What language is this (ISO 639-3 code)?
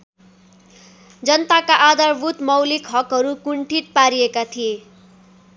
nep